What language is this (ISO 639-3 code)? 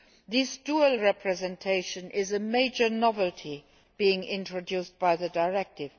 eng